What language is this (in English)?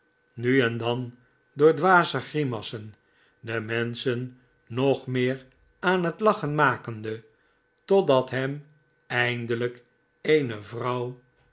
Dutch